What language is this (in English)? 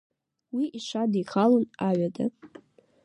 Abkhazian